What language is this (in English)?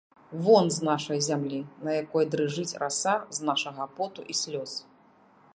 Belarusian